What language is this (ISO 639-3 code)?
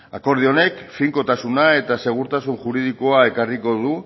eus